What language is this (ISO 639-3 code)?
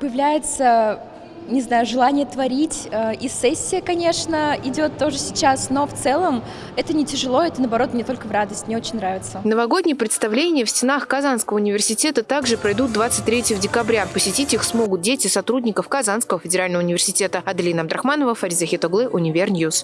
rus